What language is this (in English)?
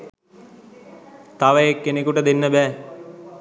Sinhala